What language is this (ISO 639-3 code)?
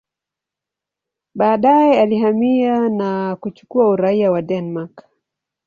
swa